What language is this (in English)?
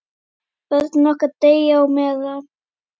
Icelandic